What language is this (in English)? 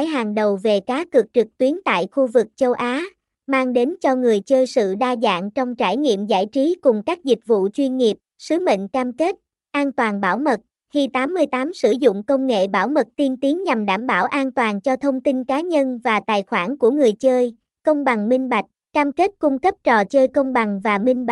Vietnamese